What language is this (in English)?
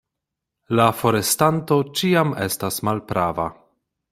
Esperanto